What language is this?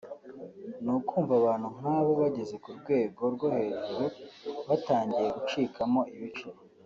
Kinyarwanda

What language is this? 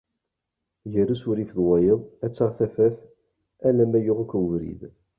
Kabyle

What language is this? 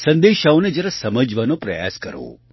Gujarati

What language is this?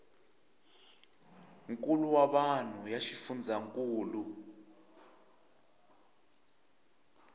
Tsonga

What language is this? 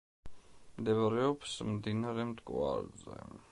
Georgian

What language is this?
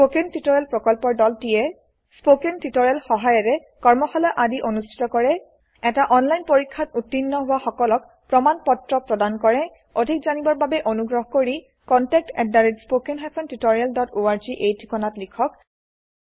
Assamese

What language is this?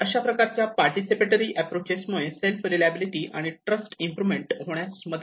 Marathi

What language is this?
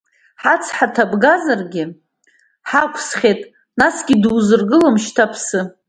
Abkhazian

